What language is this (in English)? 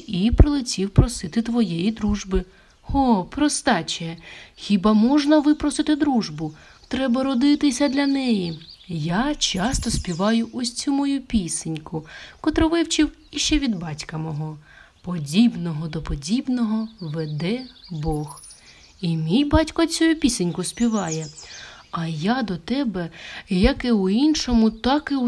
Ukrainian